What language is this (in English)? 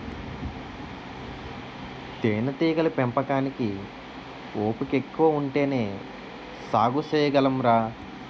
Telugu